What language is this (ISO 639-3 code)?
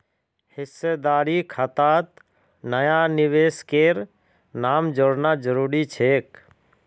mag